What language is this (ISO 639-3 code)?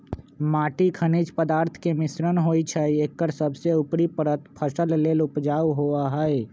mag